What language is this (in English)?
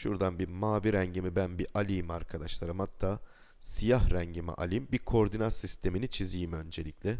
Turkish